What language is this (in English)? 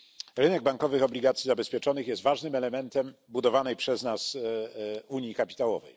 Polish